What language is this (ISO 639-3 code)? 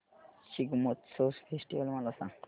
mar